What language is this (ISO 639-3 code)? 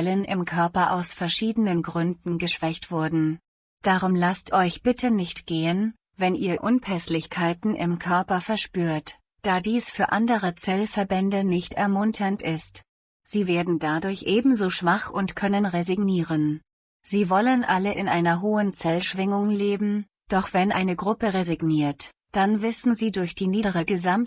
deu